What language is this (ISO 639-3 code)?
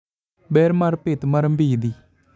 luo